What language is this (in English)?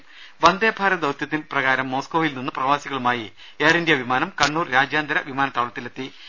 Malayalam